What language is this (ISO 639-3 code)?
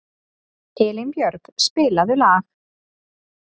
isl